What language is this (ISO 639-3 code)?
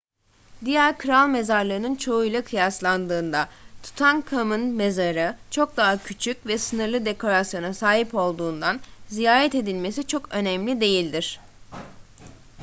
tur